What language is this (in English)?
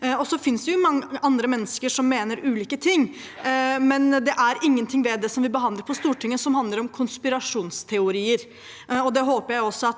Norwegian